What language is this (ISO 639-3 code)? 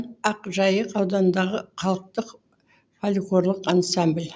kaz